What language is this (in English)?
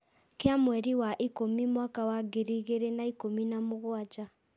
Kikuyu